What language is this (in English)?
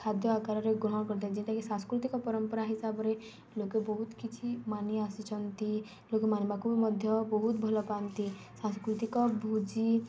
Odia